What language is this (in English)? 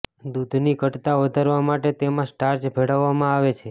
Gujarati